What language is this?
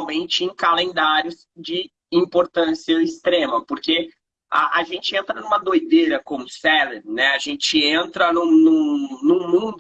Portuguese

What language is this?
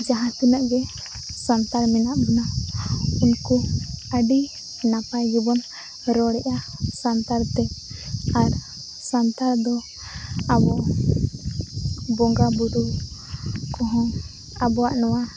Santali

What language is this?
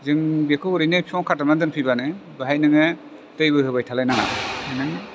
Bodo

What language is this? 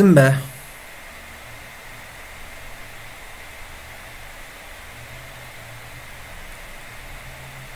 Turkish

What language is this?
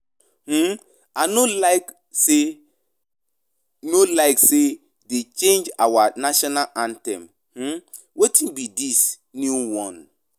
Nigerian Pidgin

